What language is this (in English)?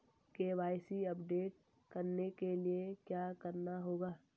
Hindi